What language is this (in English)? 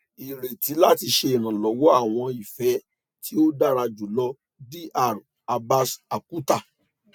Yoruba